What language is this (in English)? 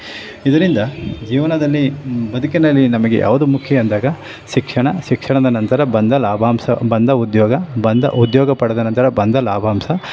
Kannada